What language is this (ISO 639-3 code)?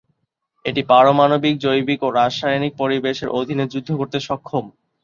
ben